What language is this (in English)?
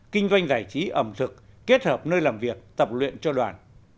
Vietnamese